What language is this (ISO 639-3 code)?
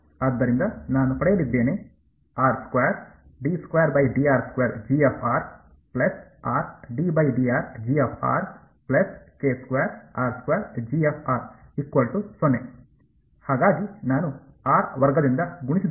kan